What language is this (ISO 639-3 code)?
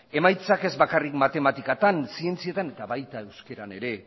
eus